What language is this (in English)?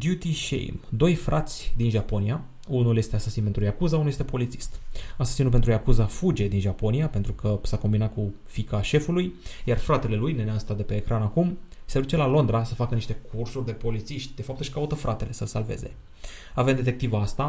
Romanian